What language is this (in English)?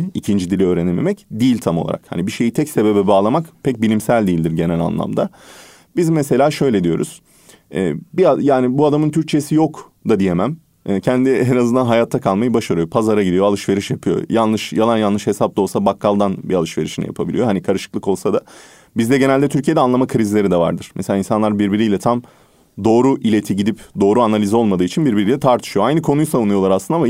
Turkish